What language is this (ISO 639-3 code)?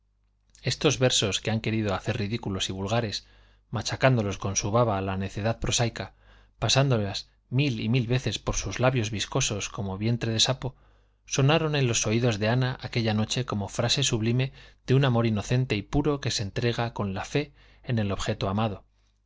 spa